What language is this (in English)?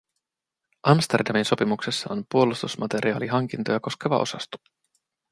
Finnish